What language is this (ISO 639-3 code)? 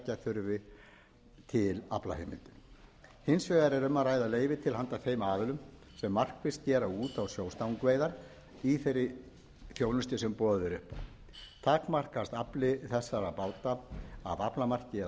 isl